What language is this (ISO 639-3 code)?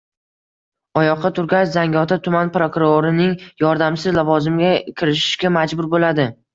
uzb